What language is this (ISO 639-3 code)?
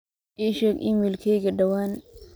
som